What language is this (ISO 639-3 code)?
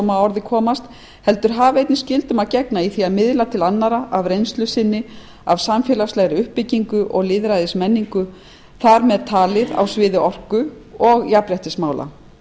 isl